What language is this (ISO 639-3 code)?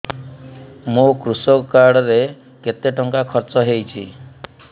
ori